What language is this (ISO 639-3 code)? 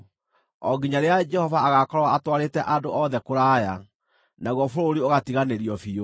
kik